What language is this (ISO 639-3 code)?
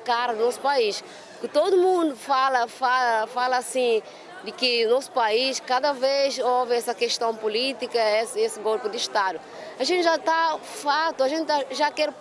por